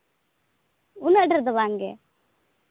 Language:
Santali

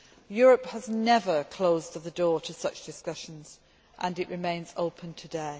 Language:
English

